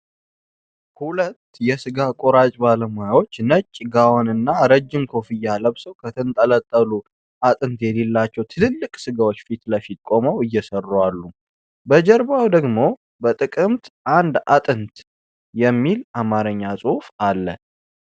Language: Amharic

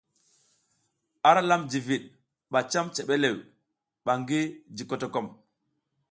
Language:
South Giziga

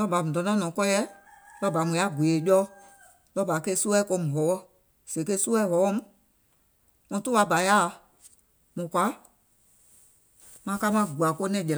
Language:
Gola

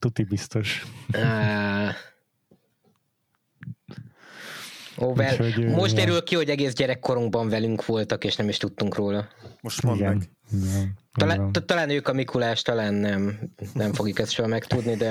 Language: Hungarian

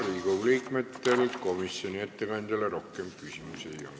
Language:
Estonian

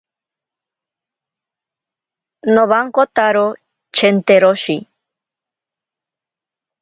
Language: Ashéninka Perené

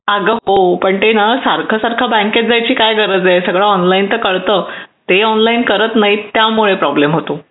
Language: Marathi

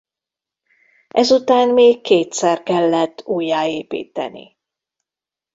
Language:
Hungarian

